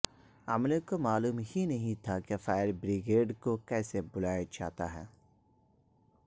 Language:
Urdu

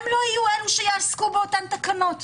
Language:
Hebrew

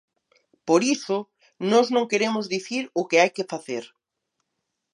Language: Galician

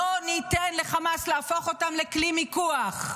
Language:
Hebrew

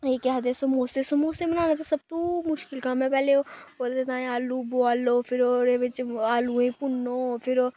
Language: Dogri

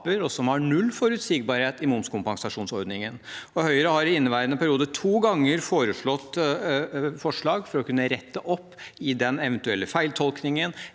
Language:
Norwegian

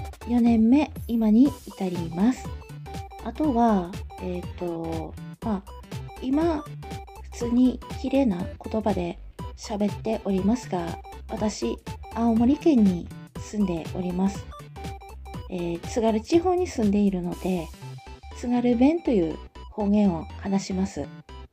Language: Japanese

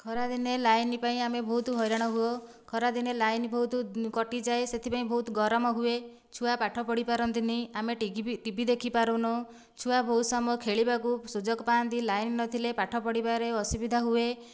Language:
Odia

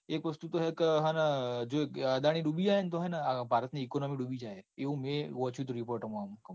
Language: Gujarati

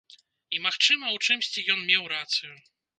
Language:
Belarusian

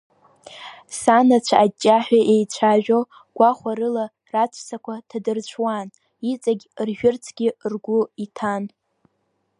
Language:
Abkhazian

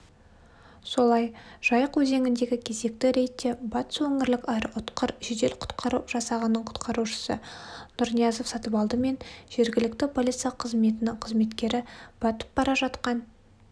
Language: Kazakh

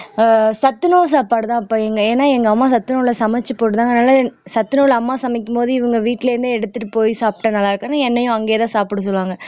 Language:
Tamil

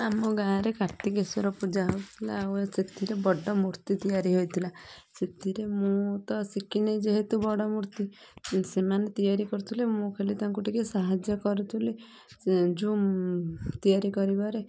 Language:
Odia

